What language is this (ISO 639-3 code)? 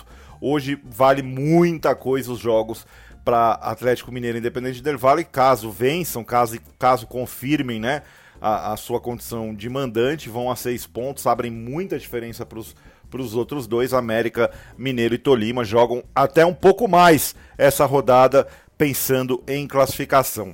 por